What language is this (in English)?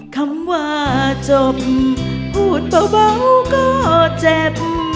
Thai